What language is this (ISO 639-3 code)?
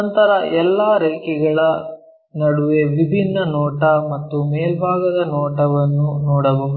kan